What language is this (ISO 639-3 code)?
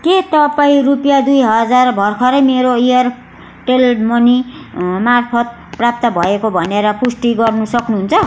nep